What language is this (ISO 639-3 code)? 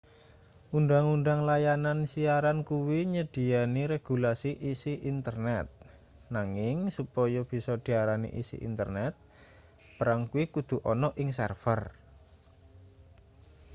jav